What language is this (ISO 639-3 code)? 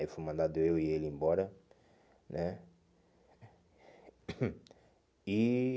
por